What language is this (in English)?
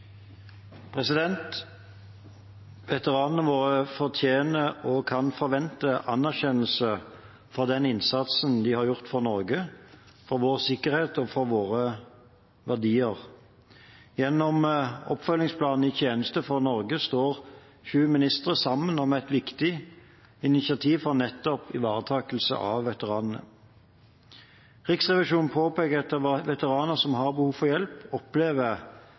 Norwegian